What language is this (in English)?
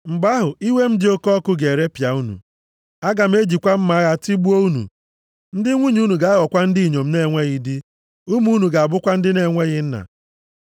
Igbo